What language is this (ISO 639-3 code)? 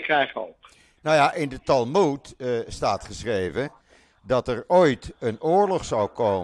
nld